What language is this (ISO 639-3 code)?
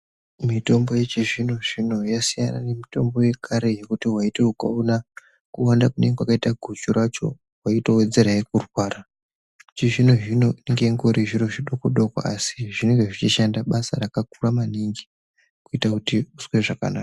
ndc